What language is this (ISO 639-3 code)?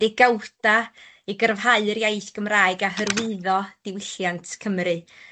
cym